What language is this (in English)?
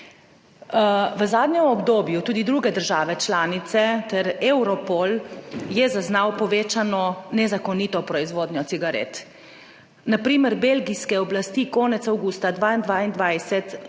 Slovenian